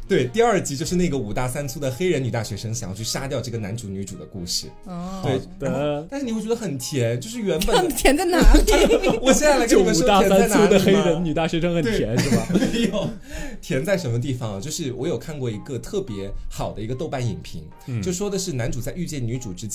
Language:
Chinese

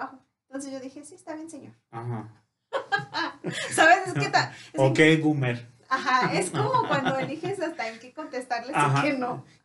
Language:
Spanish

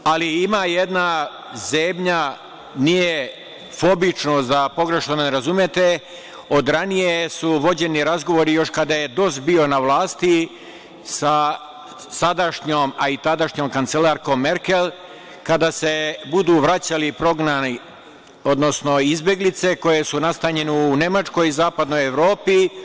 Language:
Serbian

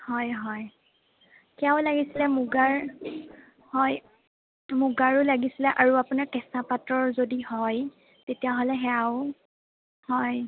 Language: Assamese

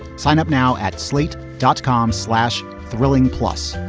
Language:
English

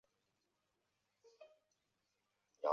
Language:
Chinese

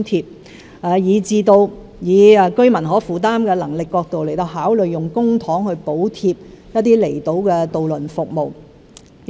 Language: Cantonese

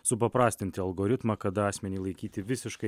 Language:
Lithuanian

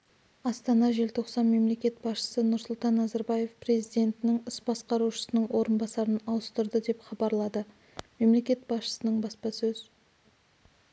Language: Kazakh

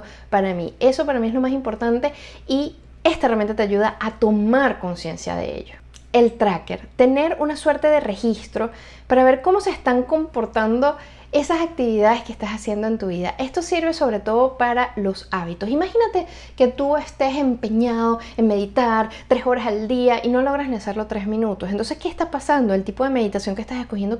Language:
Spanish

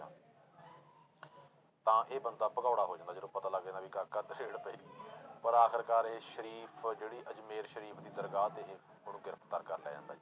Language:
Punjabi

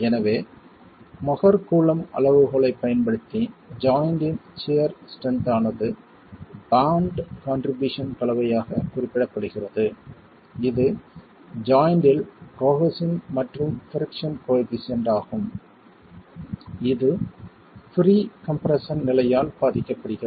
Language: Tamil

